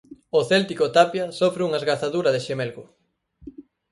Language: Galician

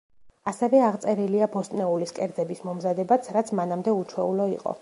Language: Georgian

